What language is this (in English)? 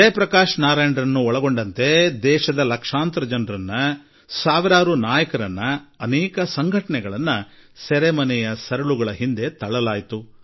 Kannada